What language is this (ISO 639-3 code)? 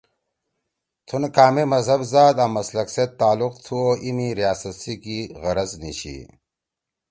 trw